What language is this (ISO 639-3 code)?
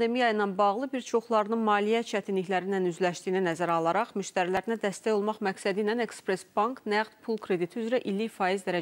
tur